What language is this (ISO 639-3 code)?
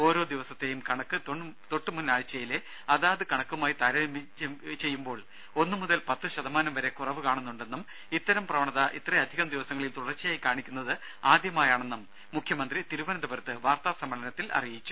mal